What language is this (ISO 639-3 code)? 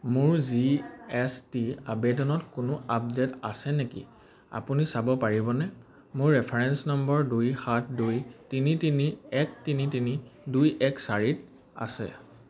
asm